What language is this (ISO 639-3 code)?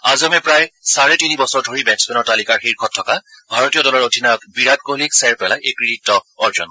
asm